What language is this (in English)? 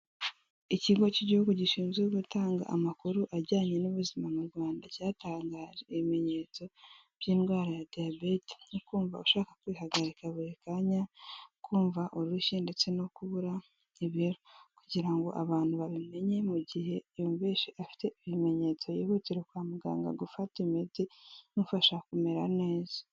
Kinyarwanda